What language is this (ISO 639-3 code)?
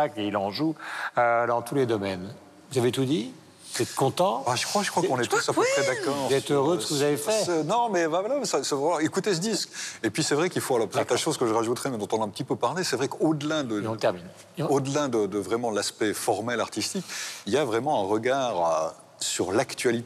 fra